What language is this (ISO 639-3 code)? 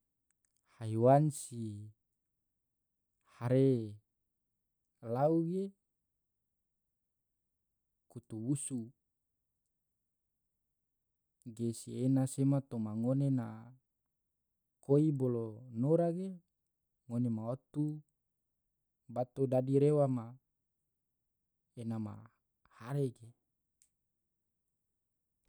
tvo